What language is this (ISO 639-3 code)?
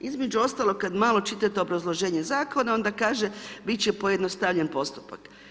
hrv